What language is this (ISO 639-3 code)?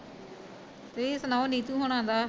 pan